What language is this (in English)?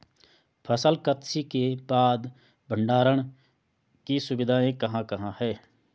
Hindi